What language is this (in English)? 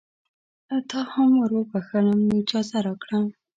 Pashto